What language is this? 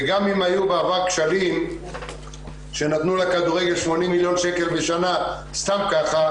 Hebrew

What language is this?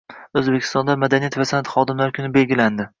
Uzbek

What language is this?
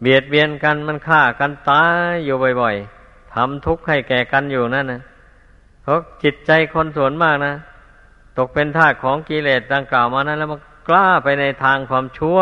Thai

